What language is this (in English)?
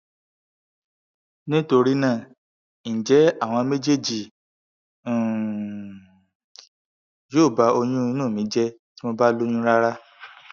Yoruba